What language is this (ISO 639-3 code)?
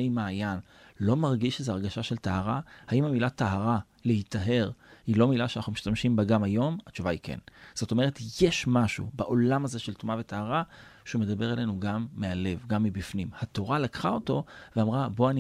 heb